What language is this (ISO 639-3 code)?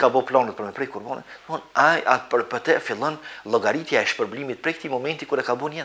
ron